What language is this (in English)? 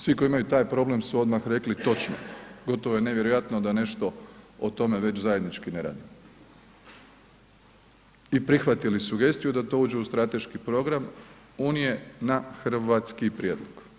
Croatian